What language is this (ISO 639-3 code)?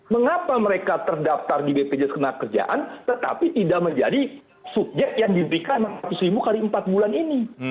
ind